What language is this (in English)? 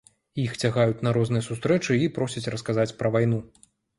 Belarusian